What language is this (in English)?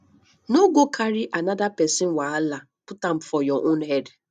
Nigerian Pidgin